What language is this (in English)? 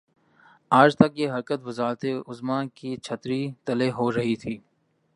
Urdu